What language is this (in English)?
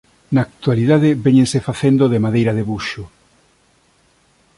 Galician